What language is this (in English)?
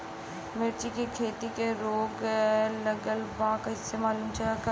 Bhojpuri